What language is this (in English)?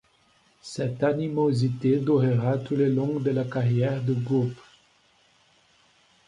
French